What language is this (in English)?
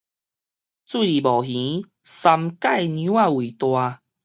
Min Nan Chinese